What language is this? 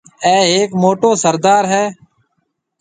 Marwari (Pakistan)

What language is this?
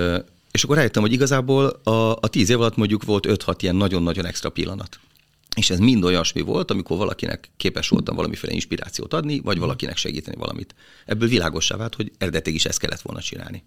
Hungarian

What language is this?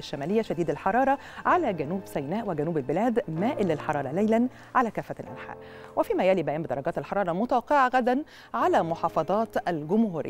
Arabic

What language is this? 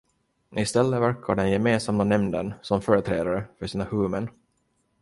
Swedish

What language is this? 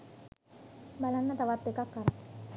Sinhala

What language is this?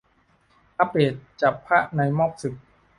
Thai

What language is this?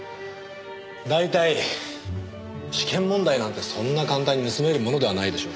Japanese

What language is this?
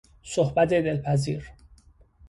Persian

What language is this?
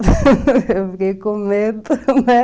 Portuguese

